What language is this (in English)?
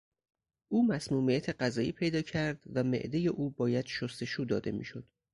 Persian